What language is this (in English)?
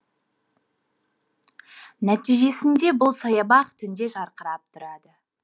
Kazakh